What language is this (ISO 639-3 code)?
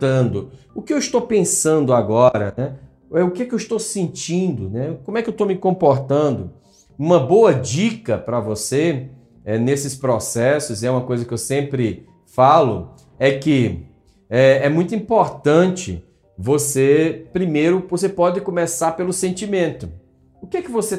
por